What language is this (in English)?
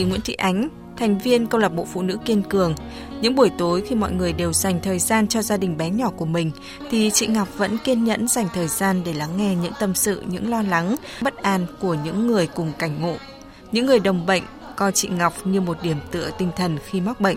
Vietnamese